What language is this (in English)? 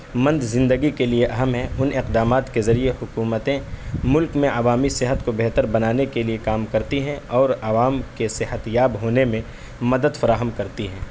Urdu